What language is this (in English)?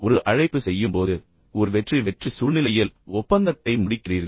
Tamil